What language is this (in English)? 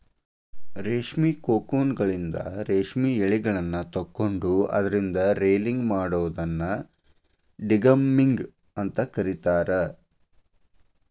Kannada